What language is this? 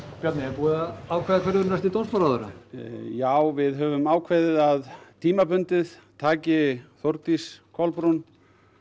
Icelandic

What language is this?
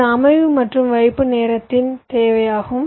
Tamil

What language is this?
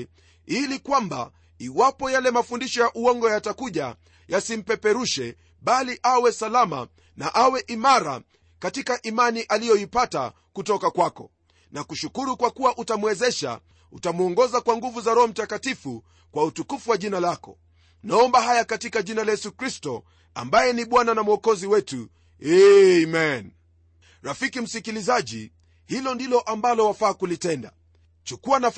Swahili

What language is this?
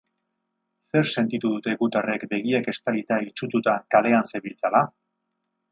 Basque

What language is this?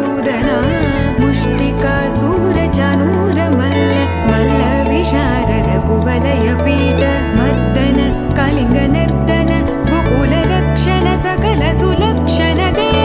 Romanian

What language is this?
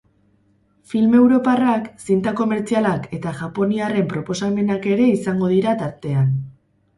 Basque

